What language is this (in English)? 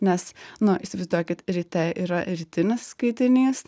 Lithuanian